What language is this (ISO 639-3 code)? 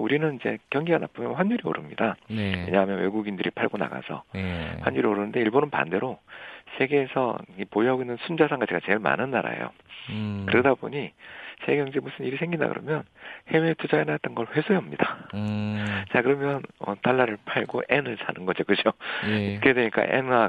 kor